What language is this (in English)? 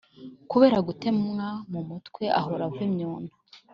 Kinyarwanda